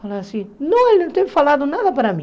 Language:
Portuguese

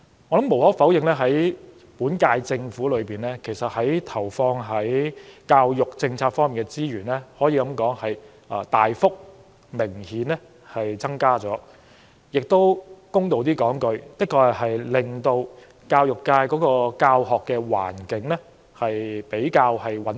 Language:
Cantonese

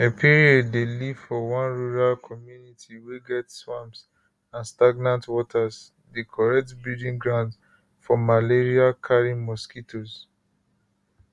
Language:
Nigerian Pidgin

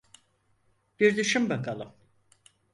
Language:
Turkish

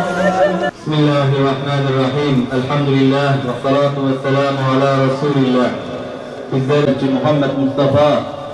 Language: Turkish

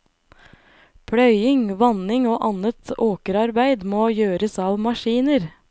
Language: Norwegian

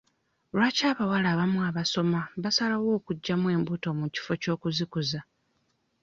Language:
Ganda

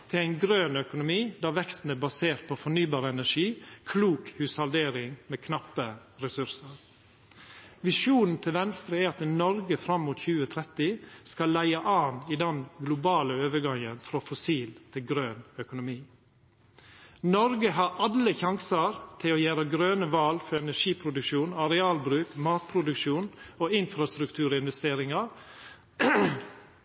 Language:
Norwegian Nynorsk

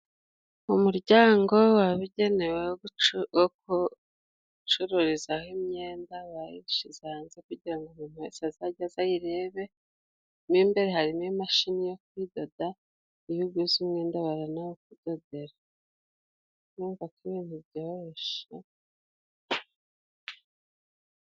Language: Kinyarwanda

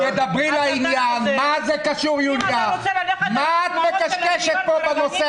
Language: Hebrew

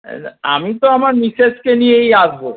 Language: Bangla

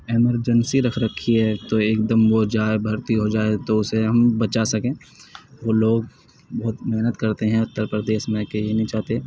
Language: Urdu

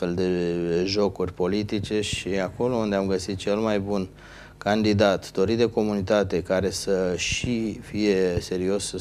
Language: Romanian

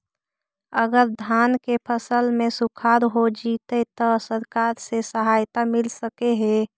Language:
Magahi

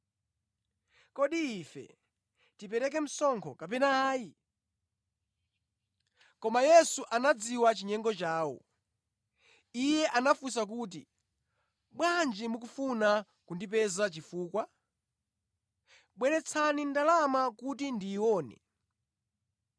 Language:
Nyanja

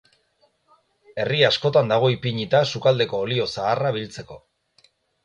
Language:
Basque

